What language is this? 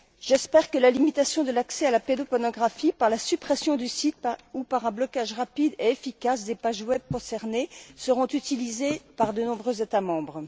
French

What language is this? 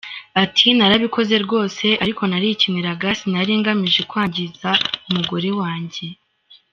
Kinyarwanda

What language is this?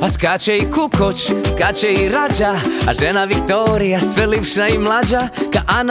Croatian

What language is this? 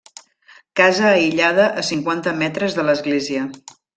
Catalan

